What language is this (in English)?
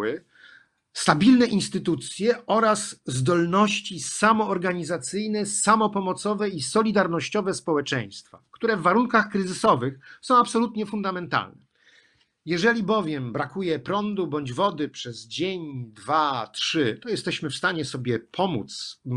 Polish